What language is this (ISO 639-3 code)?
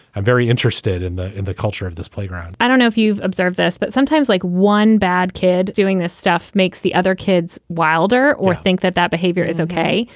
eng